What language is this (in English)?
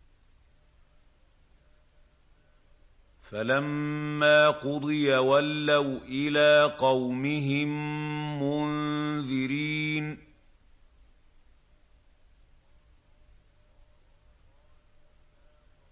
Arabic